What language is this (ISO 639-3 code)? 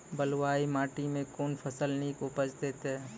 mai